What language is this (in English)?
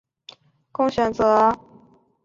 Chinese